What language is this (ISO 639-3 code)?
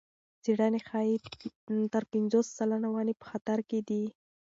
pus